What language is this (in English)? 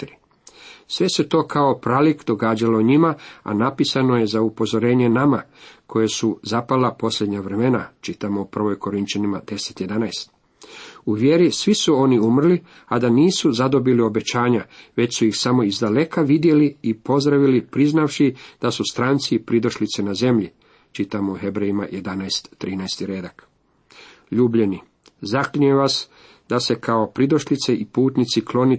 Croatian